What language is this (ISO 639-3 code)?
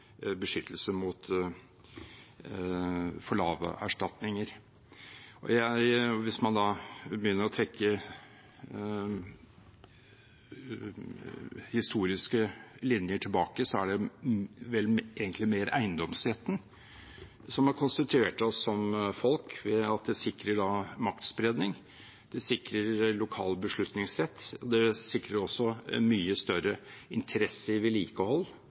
nob